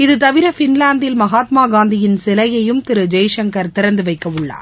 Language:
Tamil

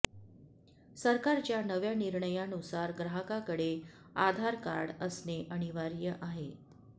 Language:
Marathi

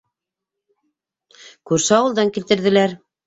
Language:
Bashkir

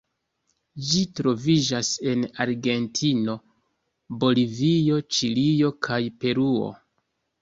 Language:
Esperanto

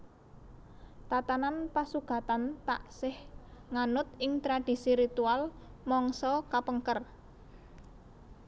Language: Javanese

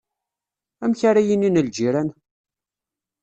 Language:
Kabyle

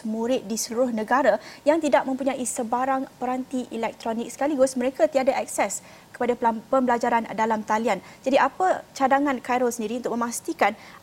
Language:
Malay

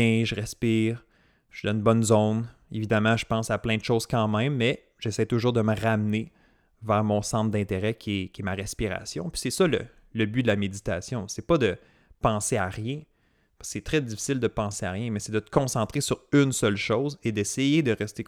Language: French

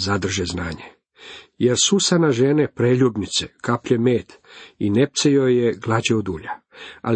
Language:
Croatian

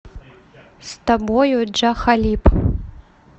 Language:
Russian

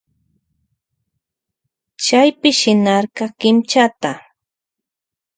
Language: Loja Highland Quichua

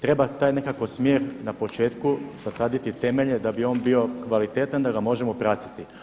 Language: Croatian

